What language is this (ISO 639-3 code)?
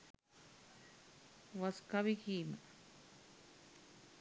sin